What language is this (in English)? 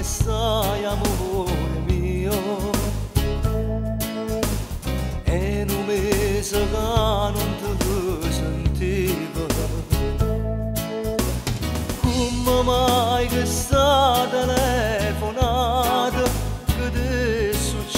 Romanian